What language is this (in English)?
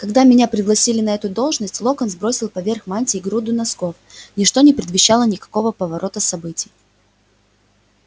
Russian